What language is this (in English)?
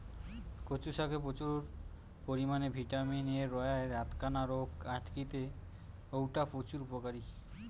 Bangla